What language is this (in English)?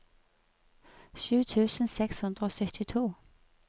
Norwegian